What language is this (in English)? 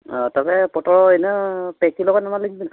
Santali